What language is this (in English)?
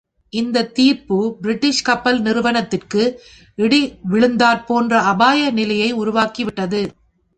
Tamil